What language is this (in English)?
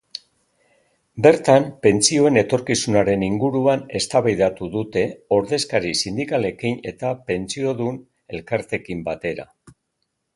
Basque